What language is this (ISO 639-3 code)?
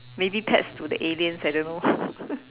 eng